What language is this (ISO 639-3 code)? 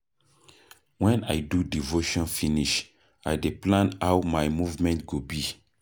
pcm